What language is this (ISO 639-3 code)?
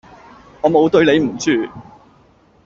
yue